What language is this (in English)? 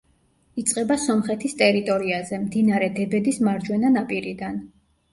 Georgian